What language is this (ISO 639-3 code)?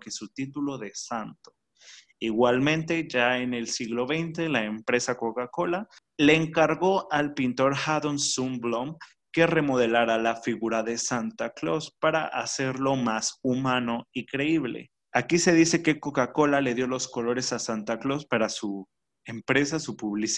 spa